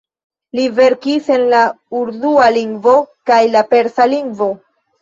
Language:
Esperanto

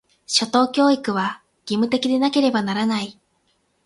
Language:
Japanese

